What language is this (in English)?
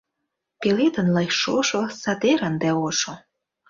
Mari